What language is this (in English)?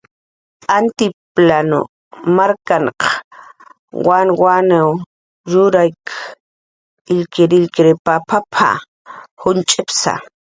Jaqaru